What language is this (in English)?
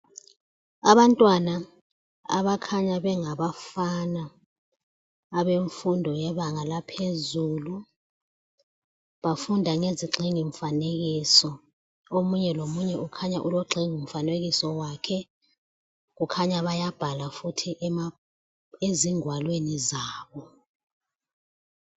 North Ndebele